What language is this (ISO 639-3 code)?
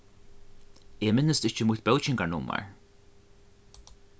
fao